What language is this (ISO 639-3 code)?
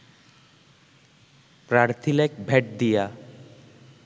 ben